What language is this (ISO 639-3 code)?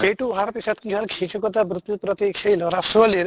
asm